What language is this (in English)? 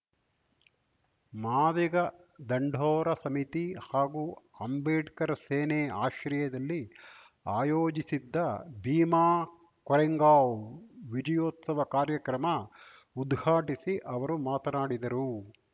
Kannada